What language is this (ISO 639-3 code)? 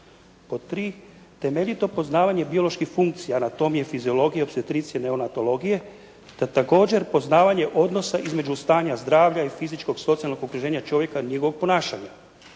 hrv